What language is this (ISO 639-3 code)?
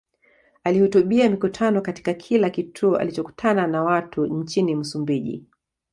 swa